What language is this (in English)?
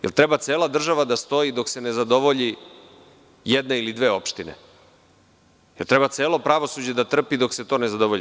Serbian